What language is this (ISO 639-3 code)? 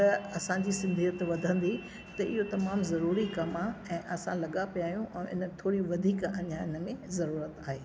snd